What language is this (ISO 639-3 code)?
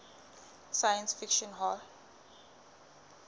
sot